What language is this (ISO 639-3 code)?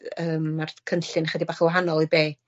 cym